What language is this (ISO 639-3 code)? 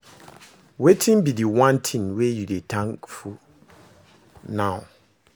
pcm